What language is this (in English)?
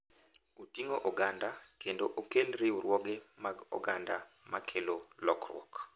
Luo (Kenya and Tanzania)